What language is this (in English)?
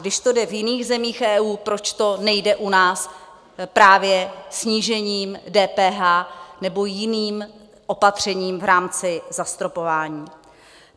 Czech